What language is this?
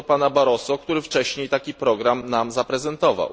Polish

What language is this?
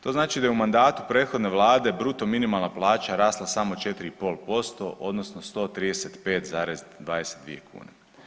Croatian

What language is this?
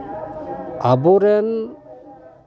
Santali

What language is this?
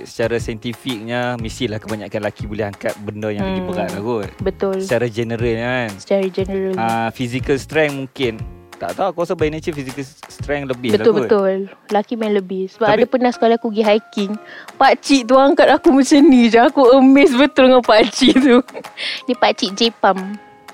Malay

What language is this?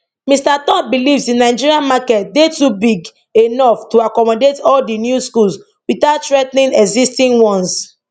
Nigerian Pidgin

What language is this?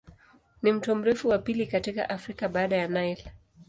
Swahili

